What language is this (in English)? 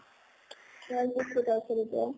Assamese